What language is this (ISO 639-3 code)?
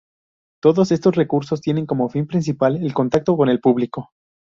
spa